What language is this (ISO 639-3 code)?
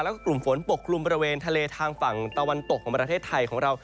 tha